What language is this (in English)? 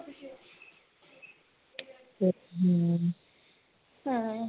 Punjabi